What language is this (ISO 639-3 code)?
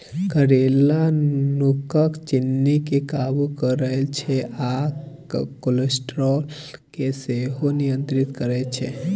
mai